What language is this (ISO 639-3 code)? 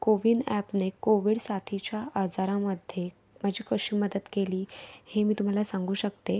mar